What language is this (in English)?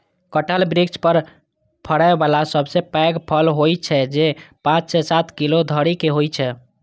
Maithili